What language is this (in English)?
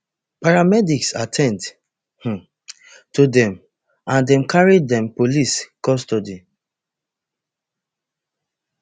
Nigerian Pidgin